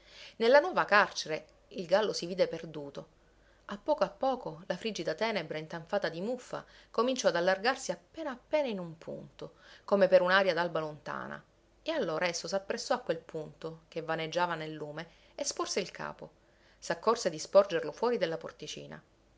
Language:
Italian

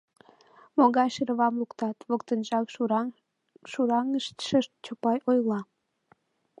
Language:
Mari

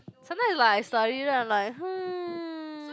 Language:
English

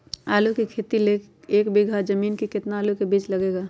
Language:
Magahi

